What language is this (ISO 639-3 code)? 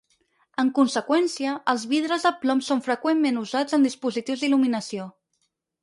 cat